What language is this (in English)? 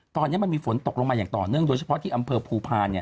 Thai